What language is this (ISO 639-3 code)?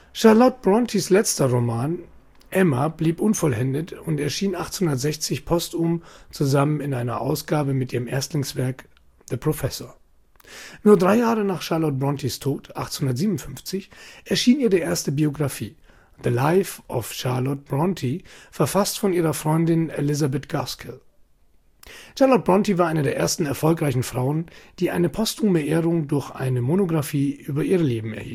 deu